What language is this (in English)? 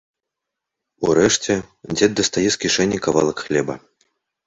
Belarusian